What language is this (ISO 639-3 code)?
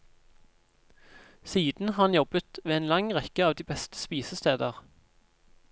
nor